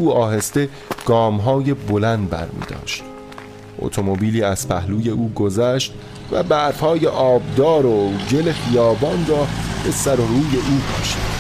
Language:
Persian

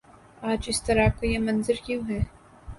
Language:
Urdu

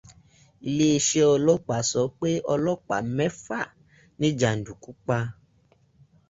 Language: Yoruba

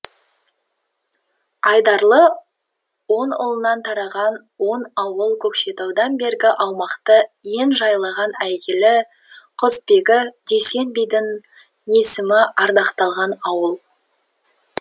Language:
Kazakh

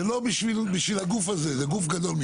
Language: Hebrew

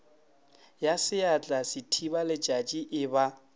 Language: Northern Sotho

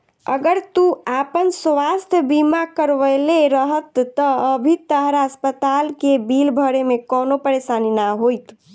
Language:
Bhojpuri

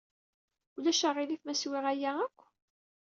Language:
Kabyle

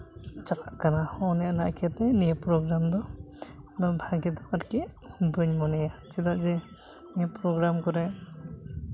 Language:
Santali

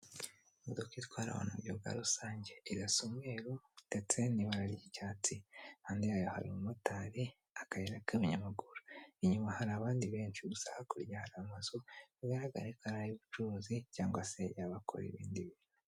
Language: Kinyarwanda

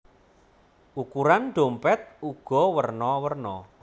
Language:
Javanese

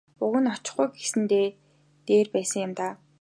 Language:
Mongolian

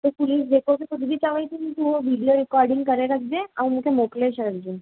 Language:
Sindhi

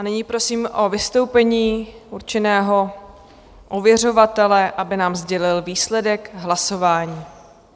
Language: Czech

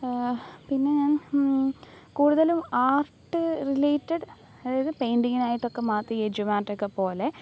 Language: Malayalam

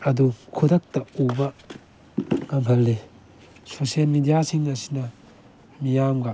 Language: Manipuri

